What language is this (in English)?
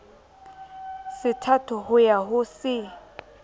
Southern Sotho